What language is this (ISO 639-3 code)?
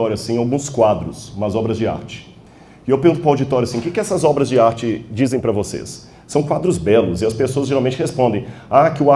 por